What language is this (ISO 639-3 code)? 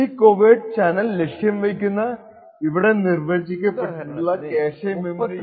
mal